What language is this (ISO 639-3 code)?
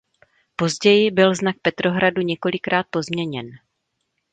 ces